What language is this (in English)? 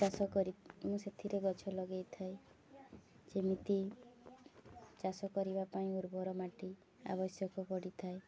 Odia